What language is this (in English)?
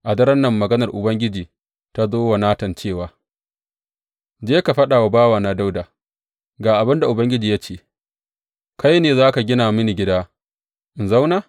Hausa